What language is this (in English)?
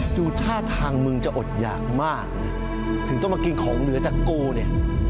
Thai